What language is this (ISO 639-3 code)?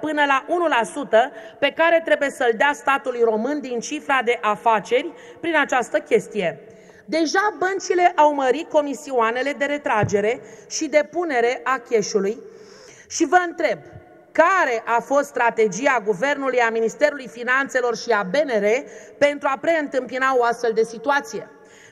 ron